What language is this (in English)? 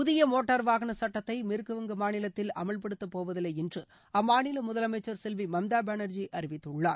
Tamil